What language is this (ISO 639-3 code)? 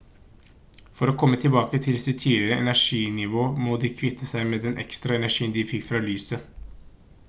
nob